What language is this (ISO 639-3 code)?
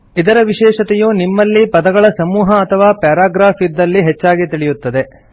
kan